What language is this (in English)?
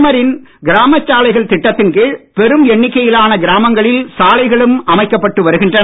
Tamil